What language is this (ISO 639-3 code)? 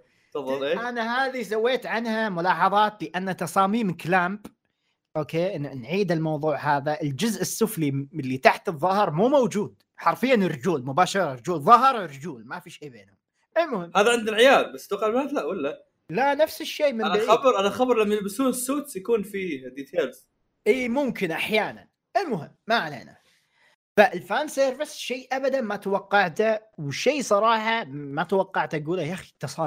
ara